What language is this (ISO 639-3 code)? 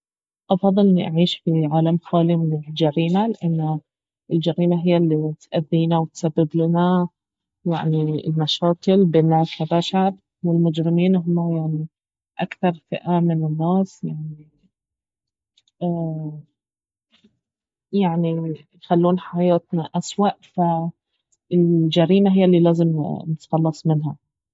abv